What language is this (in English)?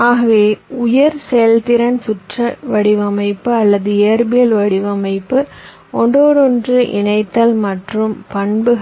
Tamil